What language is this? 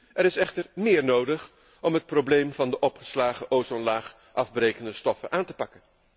Dutch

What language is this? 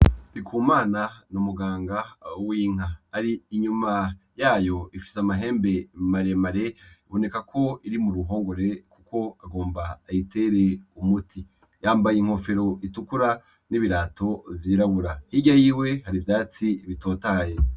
Rundi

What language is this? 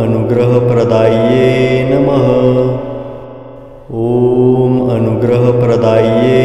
Romanian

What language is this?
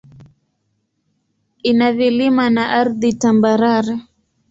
Swahili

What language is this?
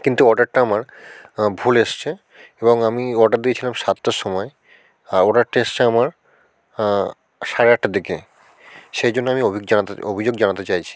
Bangla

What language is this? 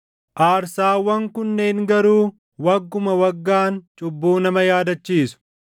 Oromo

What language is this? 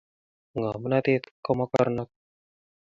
Kalenjin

